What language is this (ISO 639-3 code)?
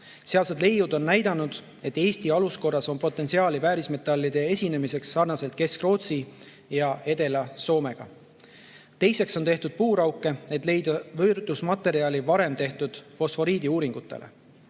est